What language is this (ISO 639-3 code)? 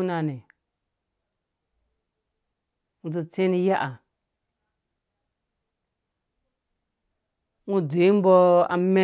ldb